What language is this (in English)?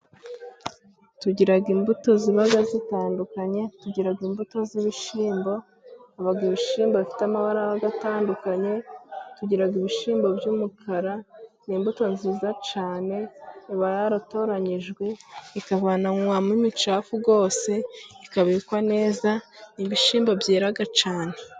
Kinyarwanda